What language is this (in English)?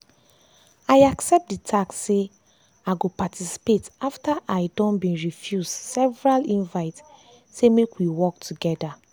Nigerian Pidgin